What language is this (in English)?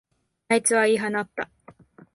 Japanese